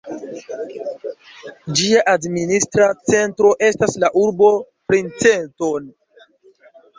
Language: Esperanto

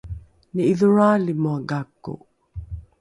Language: Rukai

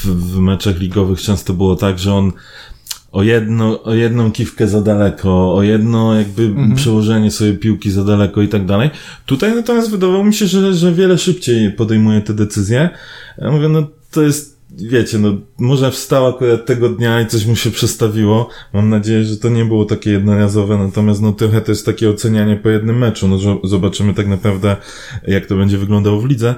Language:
Polish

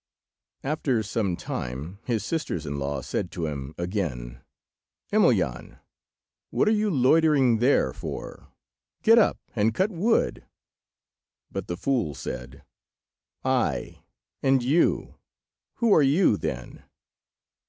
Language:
English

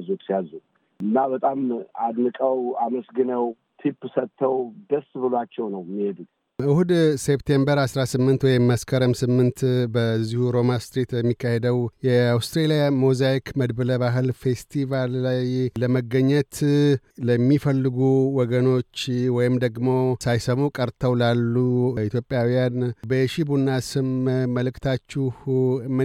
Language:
Amharic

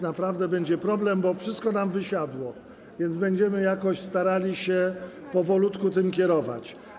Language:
Polish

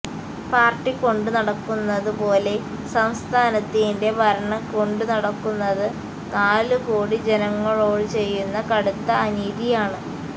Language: Malayalam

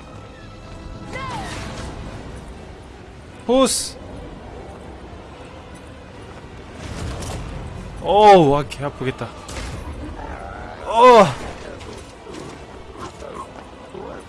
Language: Korean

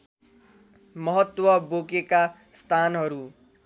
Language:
Nepali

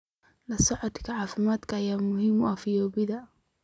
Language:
Somali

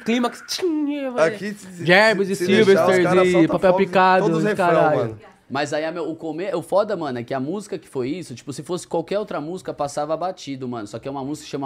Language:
Portuguese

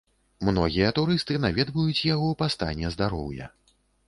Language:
Belarusian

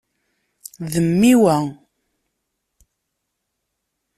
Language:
Kabyle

